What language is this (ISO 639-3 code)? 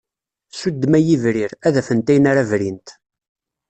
kab